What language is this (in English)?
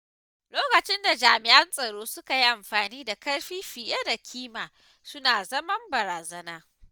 Hausa